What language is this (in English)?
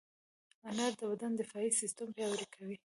Pashto